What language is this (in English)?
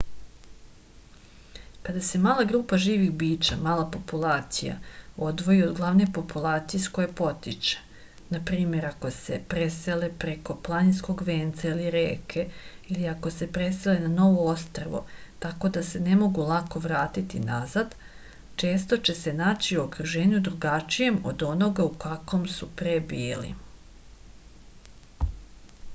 Serbian